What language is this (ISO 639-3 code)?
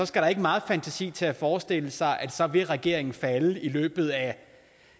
dan